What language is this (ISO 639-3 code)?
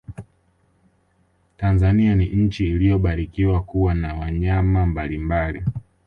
swa